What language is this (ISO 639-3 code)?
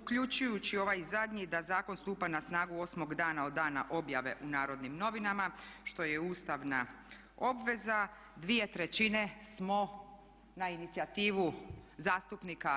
hrv